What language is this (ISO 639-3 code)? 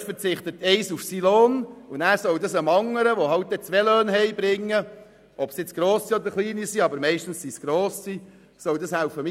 gsw